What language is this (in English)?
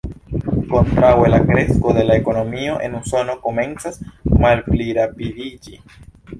Esperanto